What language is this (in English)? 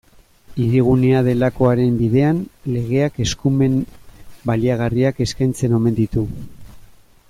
Basque